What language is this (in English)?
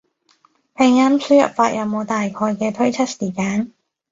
Cantonese